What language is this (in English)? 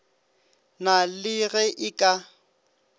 Northern Sotho